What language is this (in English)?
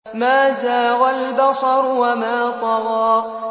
Arabic